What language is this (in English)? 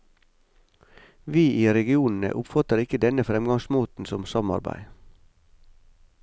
Norwegian